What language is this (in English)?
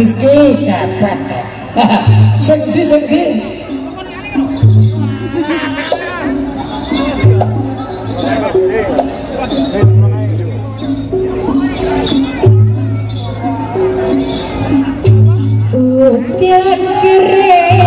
Indonesian